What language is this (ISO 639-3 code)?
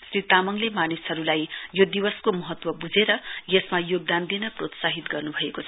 nep